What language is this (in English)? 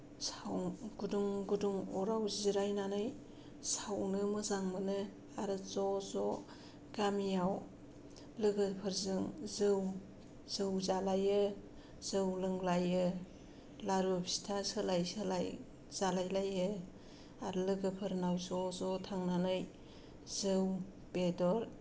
Bodo